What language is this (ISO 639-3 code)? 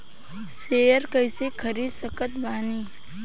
bho